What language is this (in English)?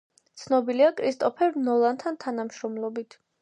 Georgian